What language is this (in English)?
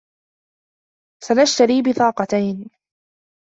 Arabic